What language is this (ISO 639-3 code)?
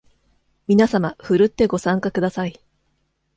jpn